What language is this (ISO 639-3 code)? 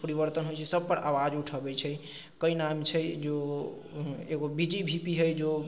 mai